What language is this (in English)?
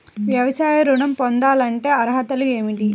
Telugu